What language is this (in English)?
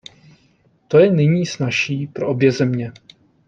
Czech